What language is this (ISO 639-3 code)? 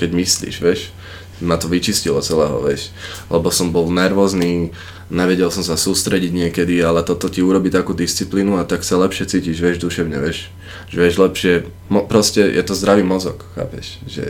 slk